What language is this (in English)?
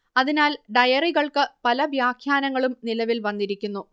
Malayalam